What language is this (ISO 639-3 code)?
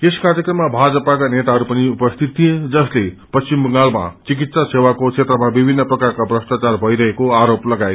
nep